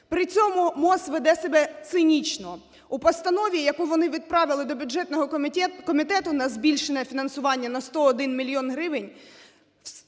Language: Ukrainian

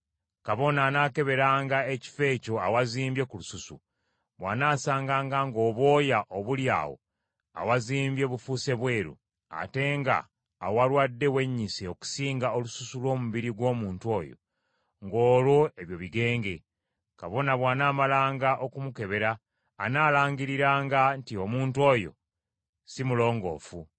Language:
Ganda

